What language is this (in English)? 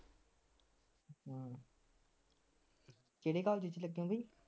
Punjabi